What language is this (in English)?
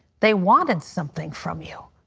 English